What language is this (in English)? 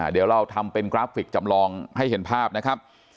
Thai